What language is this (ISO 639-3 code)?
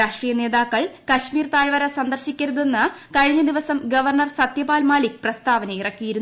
mal